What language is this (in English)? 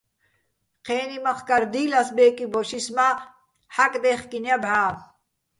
Bats